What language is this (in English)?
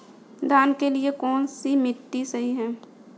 Hindi